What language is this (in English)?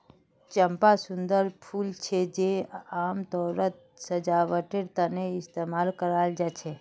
Magahi